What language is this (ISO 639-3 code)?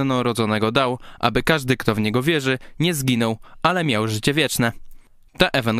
pol